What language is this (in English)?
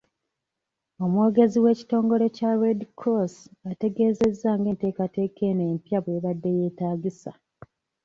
Ganda